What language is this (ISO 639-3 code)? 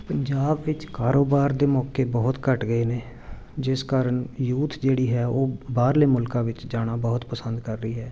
pan